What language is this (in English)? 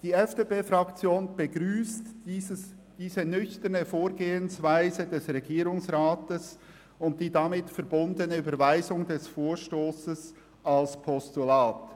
Swiss German